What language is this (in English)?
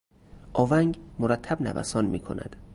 Persian